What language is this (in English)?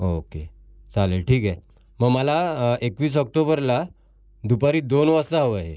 Marathi